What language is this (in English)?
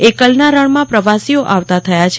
Gujarati